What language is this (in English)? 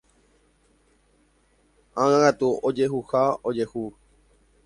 Guarani